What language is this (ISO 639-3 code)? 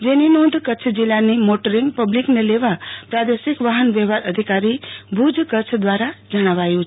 guj